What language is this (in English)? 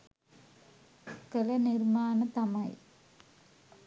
Sinhala